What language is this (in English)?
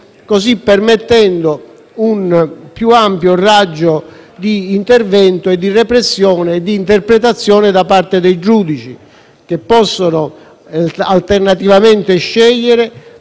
Italian